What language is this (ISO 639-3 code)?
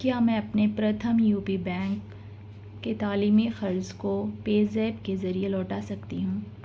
urd